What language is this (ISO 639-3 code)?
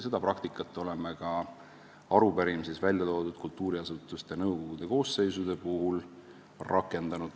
est